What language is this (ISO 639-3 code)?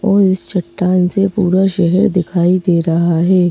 hin